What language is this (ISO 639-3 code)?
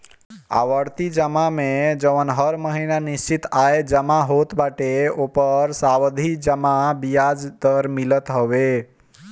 bho